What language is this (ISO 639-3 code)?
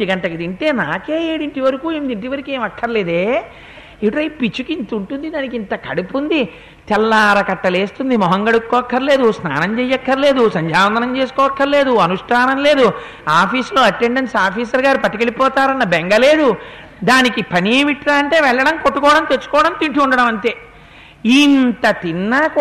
tel